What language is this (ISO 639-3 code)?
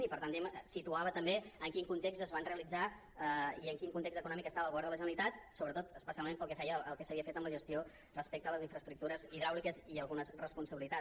cat